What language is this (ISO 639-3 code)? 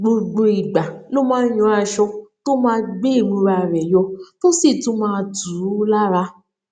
yor